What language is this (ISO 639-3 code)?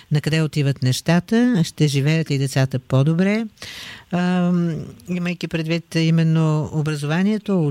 bul